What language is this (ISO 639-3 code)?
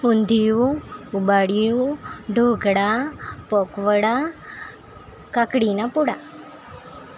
guj